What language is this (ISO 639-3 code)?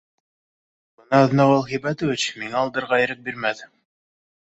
bak